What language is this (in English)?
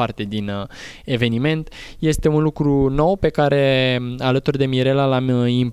Romanian